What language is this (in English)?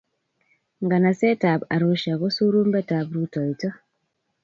Kalenjin